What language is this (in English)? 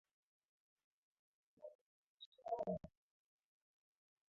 Swahili